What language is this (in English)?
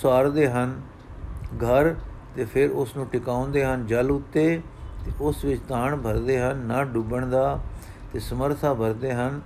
Punjabi